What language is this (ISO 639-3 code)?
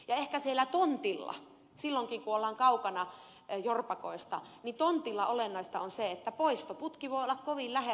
fin